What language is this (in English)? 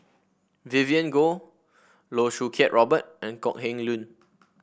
English